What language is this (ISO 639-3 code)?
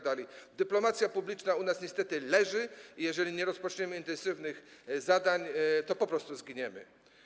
pol